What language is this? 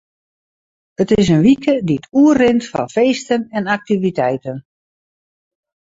Western Frisian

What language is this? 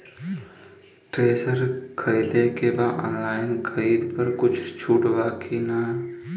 Bhojpuri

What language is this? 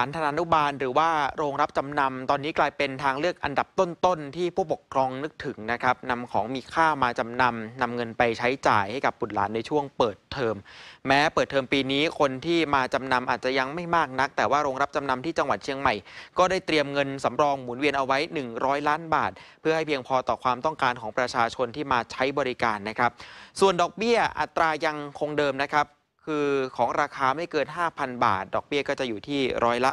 Thai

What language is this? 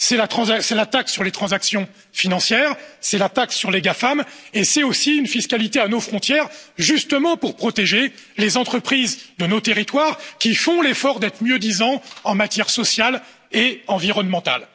French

